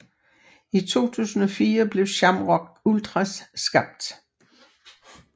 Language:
Danish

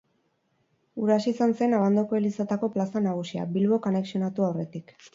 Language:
Basque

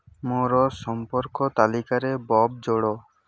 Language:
Odia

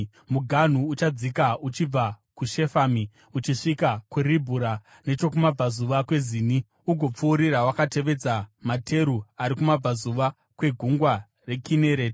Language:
Shona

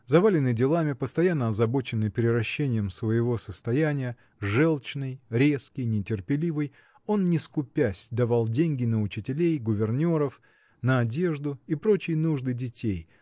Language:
Russian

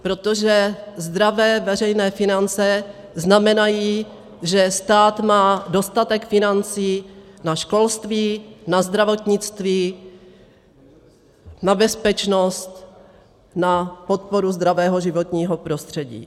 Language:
Czech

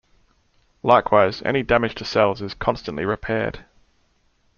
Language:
English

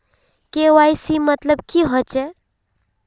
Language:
Magahi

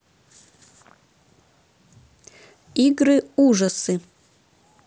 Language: Russian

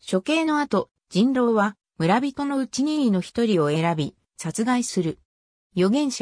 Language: Japanese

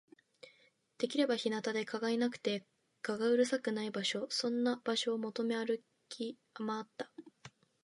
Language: Japanese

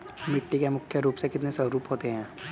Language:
Hindi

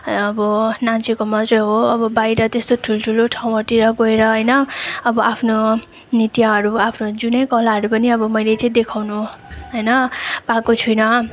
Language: Nepali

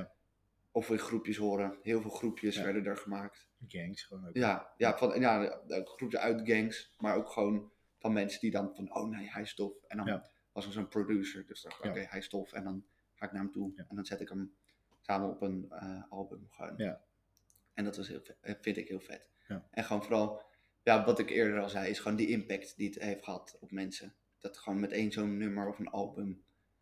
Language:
Dutch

